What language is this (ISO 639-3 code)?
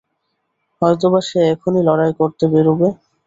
ben